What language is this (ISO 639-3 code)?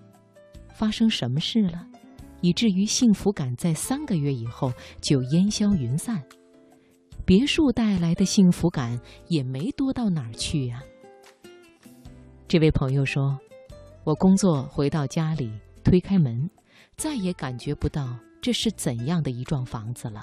zho